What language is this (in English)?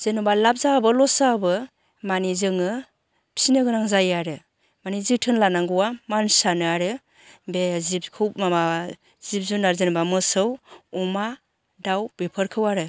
Bodo